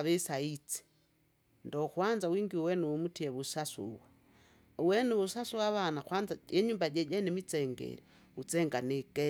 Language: Kinga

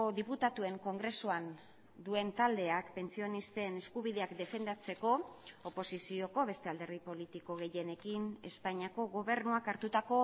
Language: Basque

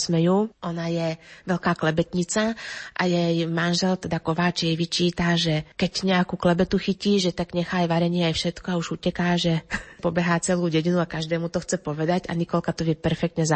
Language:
Slovak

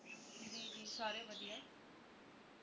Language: Punjabi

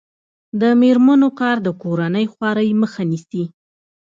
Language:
Pashto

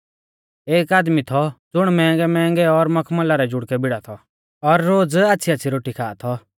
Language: Mahasu Pahari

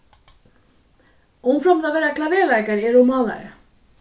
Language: Faroese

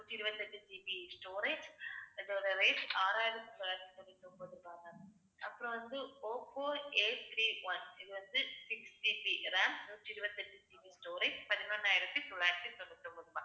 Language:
Tamil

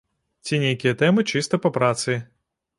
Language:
Belarusian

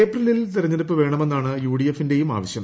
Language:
Malayalam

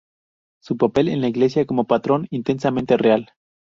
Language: Spanish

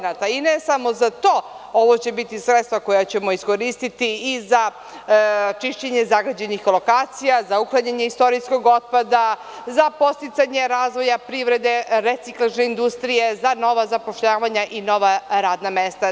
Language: Serbian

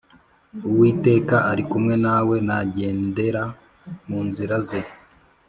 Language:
Kinyarwanda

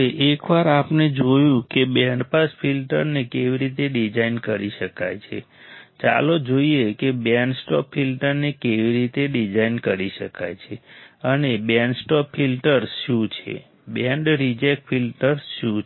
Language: Gujarati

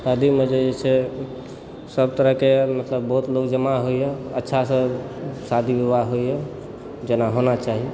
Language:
Maithili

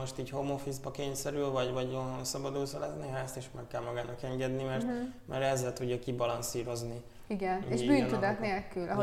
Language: Hungarian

